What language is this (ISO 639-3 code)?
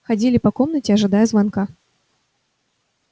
rus